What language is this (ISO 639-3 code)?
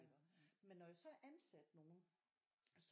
dan